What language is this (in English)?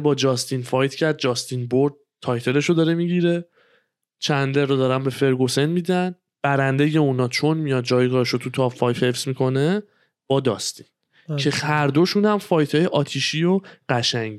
Persian